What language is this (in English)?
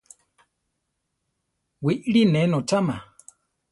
Central Tarahumara